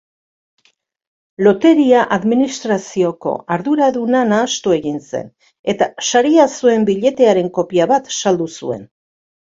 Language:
Basque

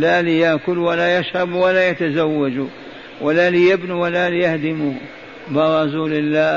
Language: Arabic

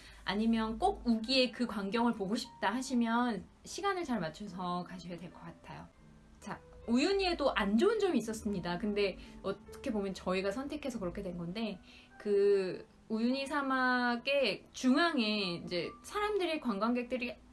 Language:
Korean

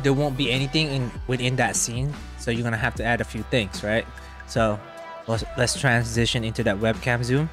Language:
English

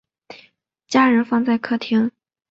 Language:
Chinese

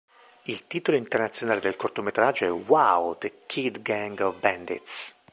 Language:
Italian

